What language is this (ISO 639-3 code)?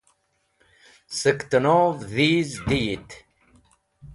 wbl